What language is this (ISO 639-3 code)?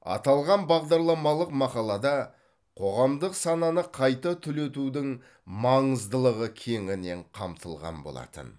kaz